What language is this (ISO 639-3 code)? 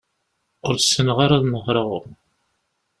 kab